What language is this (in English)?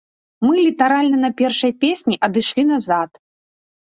Belarusian